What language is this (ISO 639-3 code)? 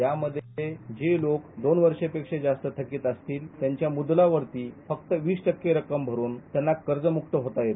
mar